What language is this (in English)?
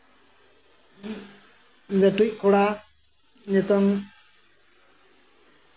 Santali